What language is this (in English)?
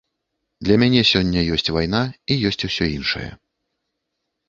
Belarusian